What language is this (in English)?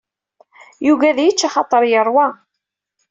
Kabyle